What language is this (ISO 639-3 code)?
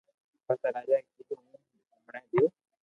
lrk